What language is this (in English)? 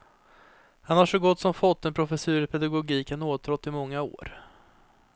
Swedish